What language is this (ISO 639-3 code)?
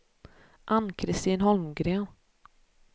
swe